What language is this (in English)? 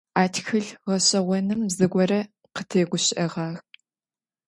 Adyghe